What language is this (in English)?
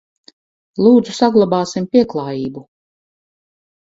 Latvian